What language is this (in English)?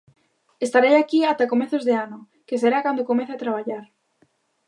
Galician